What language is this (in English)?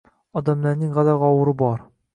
Uzbek